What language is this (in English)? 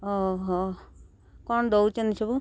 Odia